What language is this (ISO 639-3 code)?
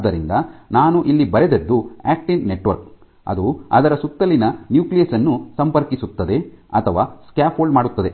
kan